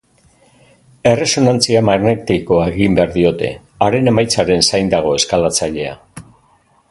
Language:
Basque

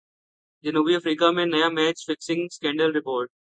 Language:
Urdu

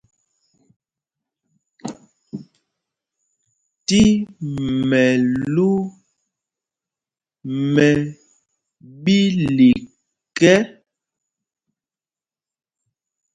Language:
Mpumpong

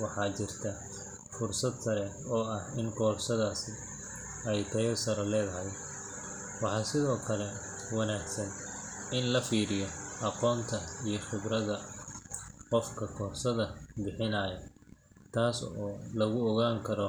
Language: Somali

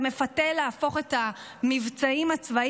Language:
Hebrew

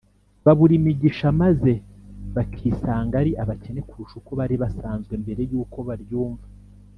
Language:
Kinyarwanda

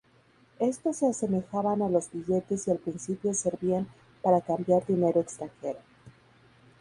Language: Spanish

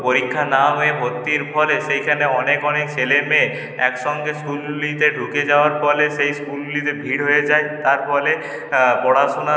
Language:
Bangla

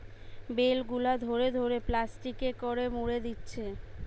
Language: Bangla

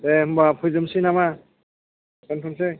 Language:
Bodo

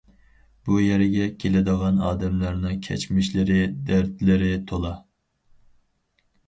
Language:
Uyghur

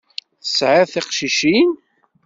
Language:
Kabyle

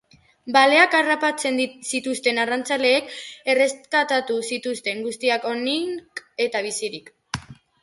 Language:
Basque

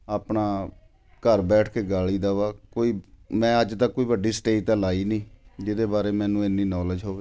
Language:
Punjabi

